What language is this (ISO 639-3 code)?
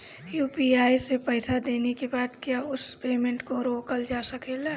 bho